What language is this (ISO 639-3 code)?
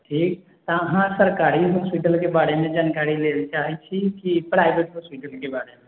mai